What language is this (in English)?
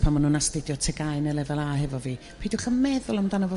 Welsh